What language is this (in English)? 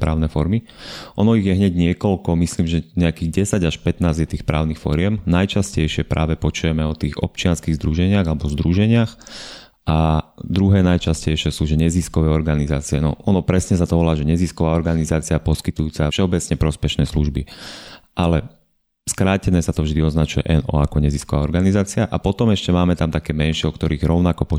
Slovak